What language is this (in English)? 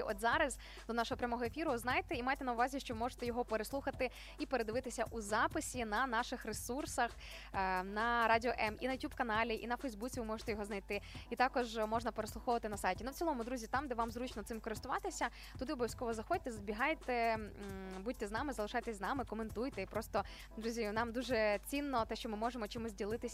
Ukrainian